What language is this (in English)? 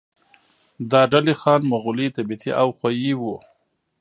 Pashto